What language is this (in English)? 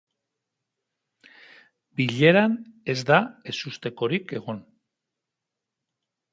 Basque